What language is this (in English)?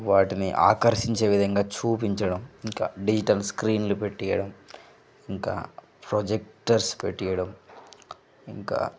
Telugu